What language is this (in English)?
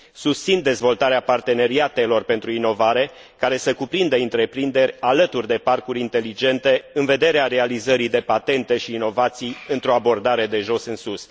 Romanian